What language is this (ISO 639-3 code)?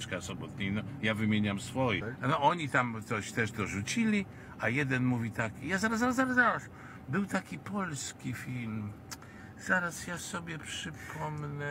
pol